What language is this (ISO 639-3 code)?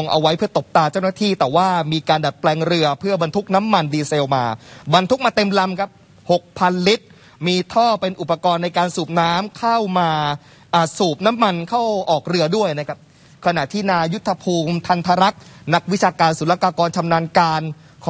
tha